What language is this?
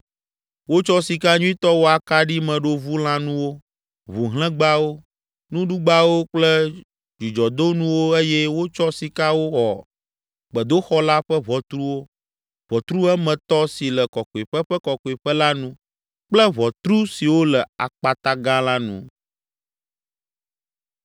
Ewe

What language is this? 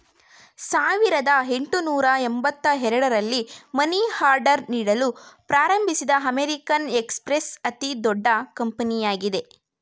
Kannada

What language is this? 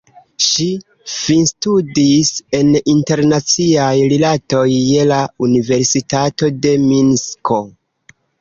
Esperanto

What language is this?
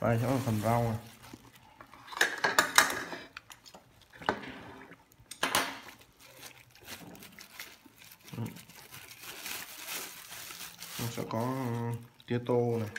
Vietnamese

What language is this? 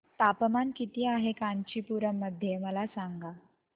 Marathi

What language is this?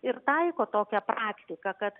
Lithuanian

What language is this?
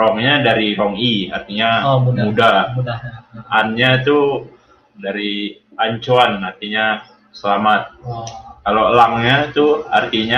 Indonesian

